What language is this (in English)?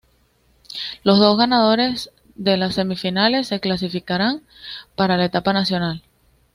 Spanish